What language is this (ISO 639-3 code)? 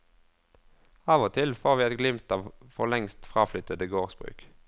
nor